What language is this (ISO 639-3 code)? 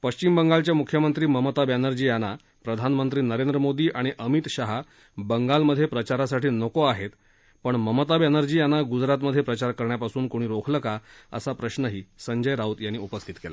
mar